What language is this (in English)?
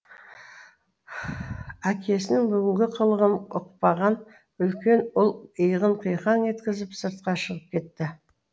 Kazakh